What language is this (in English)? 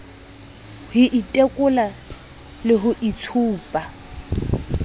Southern Sotho